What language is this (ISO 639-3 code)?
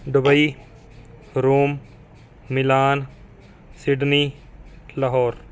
pan